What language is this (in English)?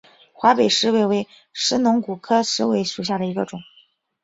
Chinese